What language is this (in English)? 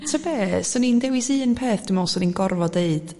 Welsh